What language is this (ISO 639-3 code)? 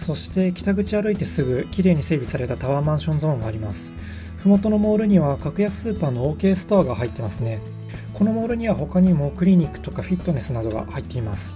jpn